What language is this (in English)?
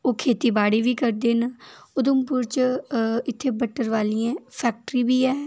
Dogri